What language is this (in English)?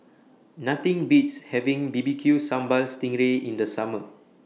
English